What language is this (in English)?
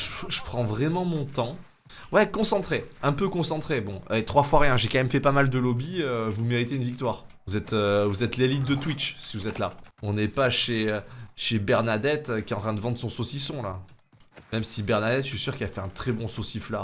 French